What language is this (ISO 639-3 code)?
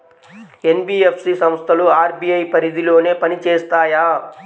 tel